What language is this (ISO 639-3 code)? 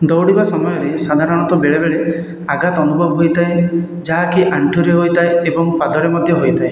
ori